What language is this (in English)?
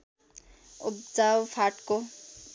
Nepali